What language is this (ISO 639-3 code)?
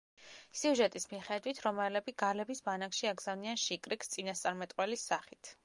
kat